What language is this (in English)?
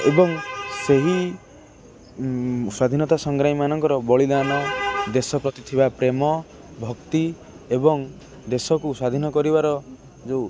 Odia